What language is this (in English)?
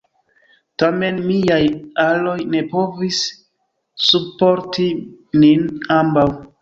Esperanto